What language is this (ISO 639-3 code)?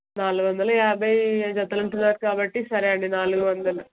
tel